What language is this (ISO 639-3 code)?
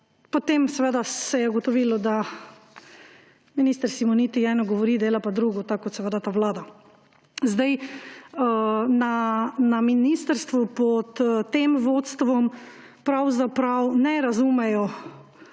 slv